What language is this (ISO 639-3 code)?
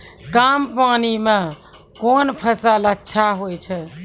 mai